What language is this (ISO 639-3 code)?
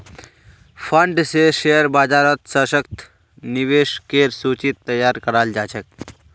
mag